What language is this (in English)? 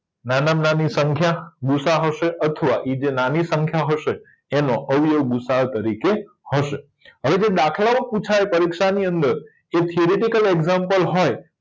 Gujarati